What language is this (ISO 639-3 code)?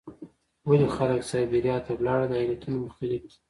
pus